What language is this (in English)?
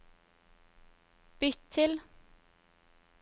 Norwegian